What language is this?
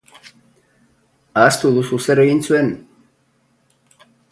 Basque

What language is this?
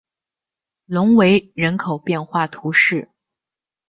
Chinese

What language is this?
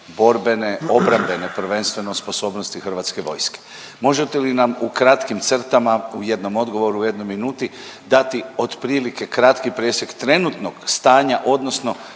Croatian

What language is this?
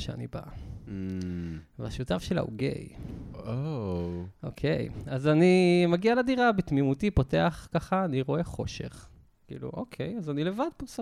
Hebrew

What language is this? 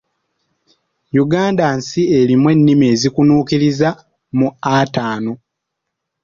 Ganda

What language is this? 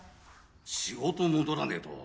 Japanese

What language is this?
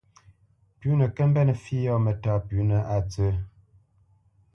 Bamenyam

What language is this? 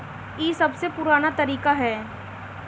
Bhojpuri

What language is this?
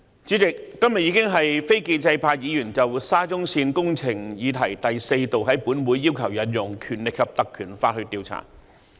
Cantonese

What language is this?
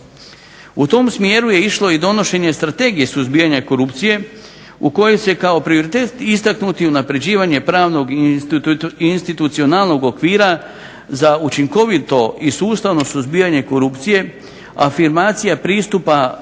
Croatian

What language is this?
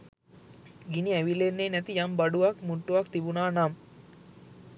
Sinhala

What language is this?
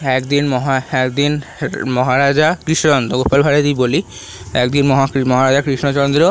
Bangla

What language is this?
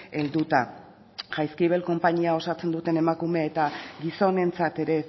Basque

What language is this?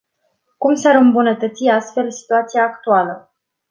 Romanian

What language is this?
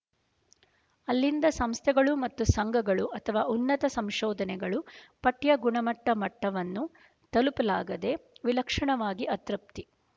Kannada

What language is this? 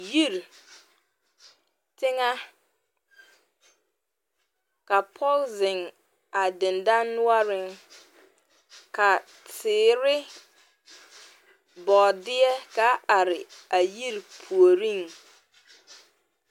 Southern Dagaare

